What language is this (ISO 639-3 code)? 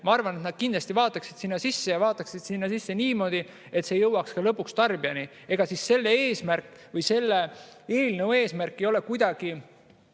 est